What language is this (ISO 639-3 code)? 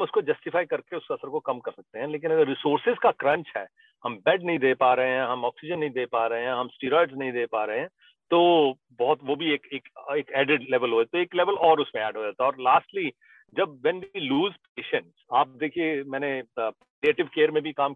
hin